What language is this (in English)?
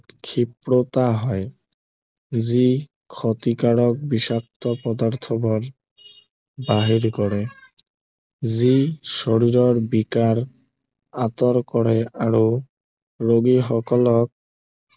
Assamese